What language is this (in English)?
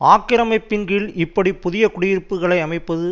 Tamil